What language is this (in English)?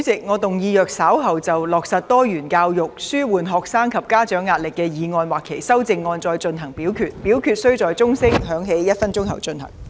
Cantonese